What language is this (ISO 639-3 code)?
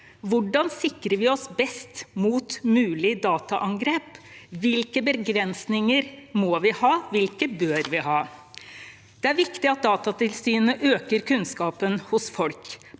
nor